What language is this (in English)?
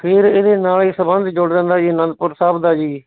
Punjabi